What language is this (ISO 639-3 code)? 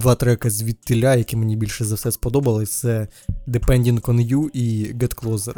ukr